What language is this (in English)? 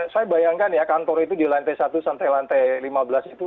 Indonesian